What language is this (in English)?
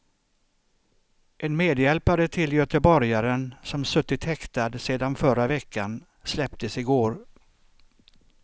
Swedish